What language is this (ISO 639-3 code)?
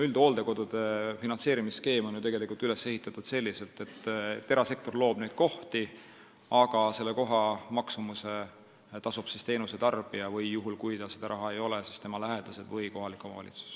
est